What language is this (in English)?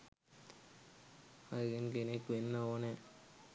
Sinhala